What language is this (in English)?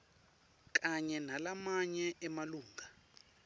Swati